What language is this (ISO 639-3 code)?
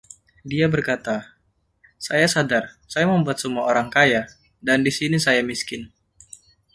ind